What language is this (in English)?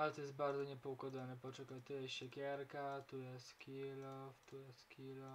Polish